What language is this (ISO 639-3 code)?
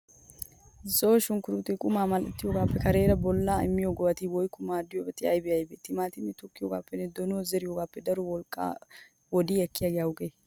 wal